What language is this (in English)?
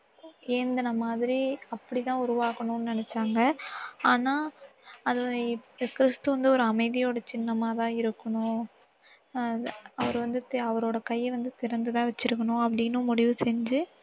Tamil